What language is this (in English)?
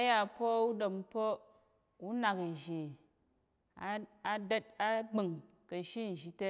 Tarok